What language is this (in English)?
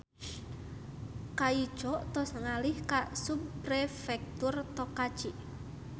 Sundanese